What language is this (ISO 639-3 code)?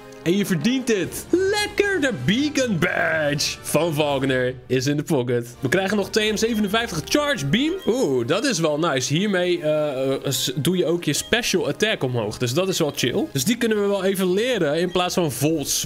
nld